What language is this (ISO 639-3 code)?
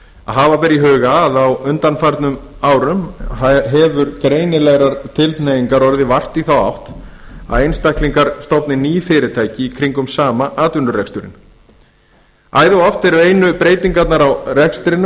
isl